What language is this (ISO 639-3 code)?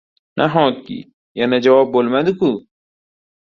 uzb